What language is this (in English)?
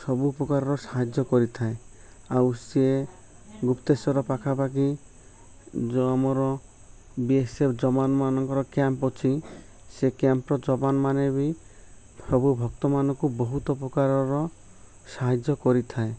Odia